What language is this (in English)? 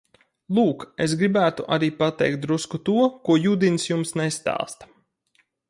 Latvian